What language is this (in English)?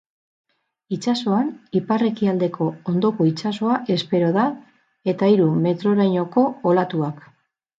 Basque